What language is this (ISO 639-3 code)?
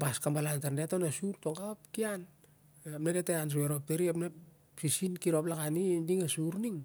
sjr